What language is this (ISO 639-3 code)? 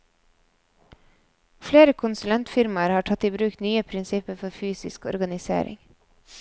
nor